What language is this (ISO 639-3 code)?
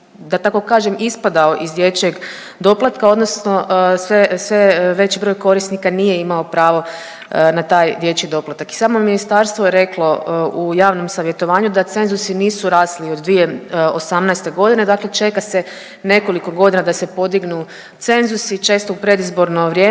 hrv